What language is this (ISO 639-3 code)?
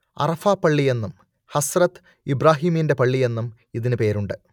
mal